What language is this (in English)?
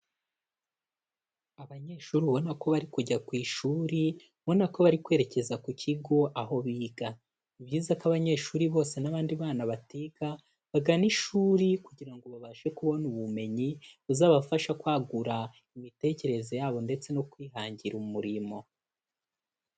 Kinyarwanda